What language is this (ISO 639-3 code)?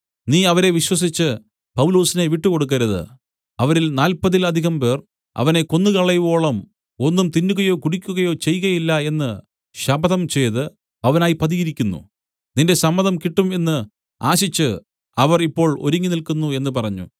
mal